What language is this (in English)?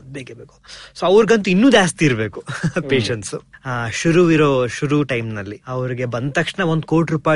Kannada